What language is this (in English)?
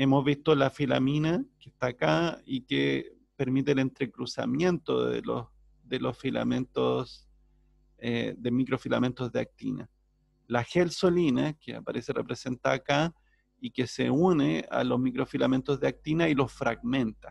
Spanish